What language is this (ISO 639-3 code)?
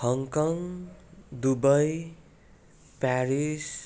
nep